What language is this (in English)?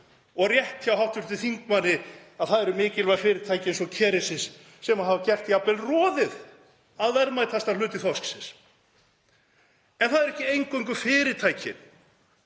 Icelandic